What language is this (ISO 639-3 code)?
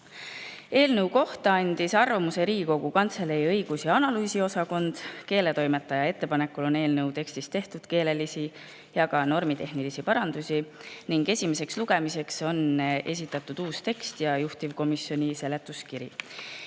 est